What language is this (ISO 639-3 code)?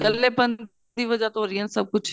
pan